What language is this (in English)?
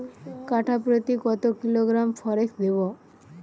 Bangla